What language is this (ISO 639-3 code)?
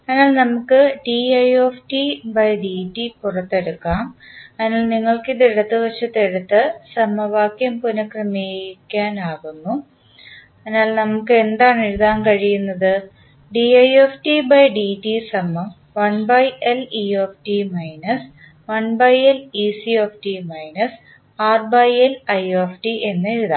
mal